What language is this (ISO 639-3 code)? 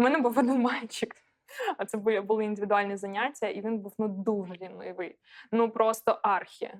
ukr